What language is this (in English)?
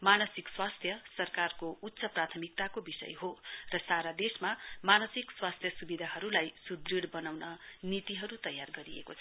Nepali